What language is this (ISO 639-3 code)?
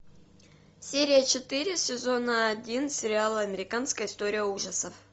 rus